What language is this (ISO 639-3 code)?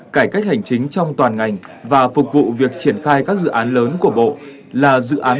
vie